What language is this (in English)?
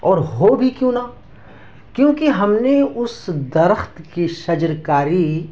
Urdu